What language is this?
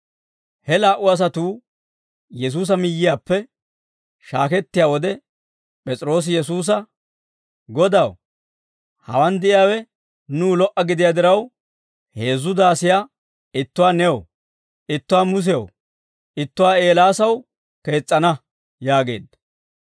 Dawro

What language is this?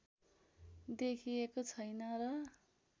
Nepali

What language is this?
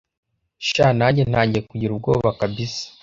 Kinyarwanda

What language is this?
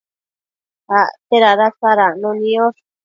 Matsés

